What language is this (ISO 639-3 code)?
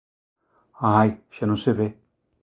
glg